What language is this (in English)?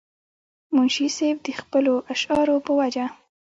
Pashto